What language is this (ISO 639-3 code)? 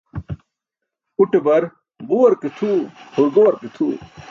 bsk